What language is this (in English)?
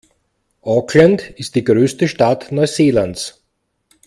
German